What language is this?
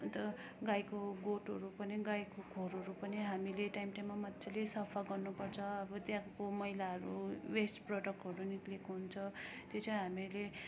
Nepali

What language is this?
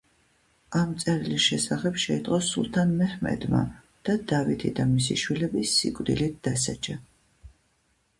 Georgian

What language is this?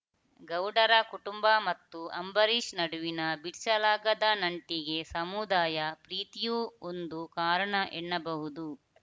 Kannada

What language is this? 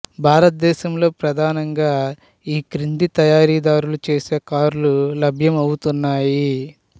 Telugu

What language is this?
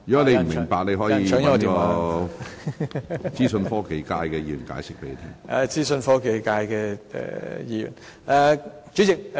Cantonese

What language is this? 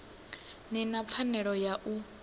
Venda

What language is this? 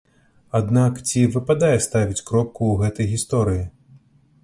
Belarusian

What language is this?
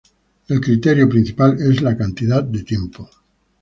Spanish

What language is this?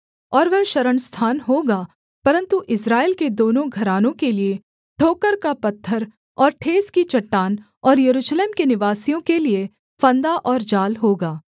Hindi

